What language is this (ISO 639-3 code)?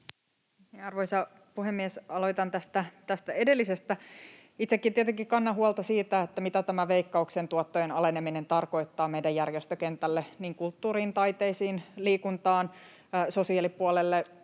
fin